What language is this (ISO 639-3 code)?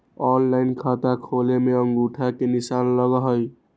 mag